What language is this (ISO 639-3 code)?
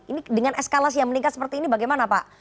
ind